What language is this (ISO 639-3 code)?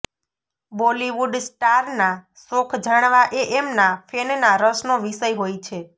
guj